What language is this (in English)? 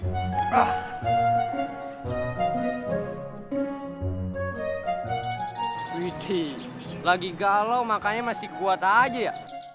Indonesian